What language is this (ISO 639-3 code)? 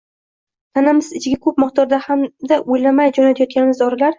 uzb